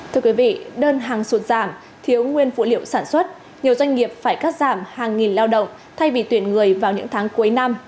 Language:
Vietnamese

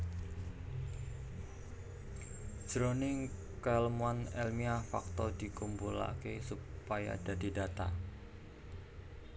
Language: Javanese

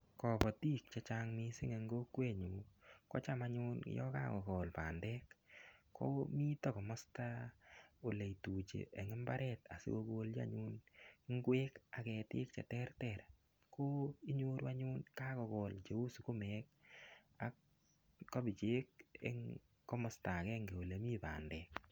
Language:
Kalenjin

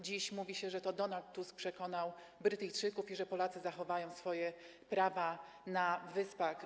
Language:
Polish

